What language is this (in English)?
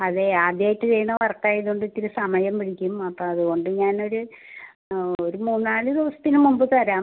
Malayalam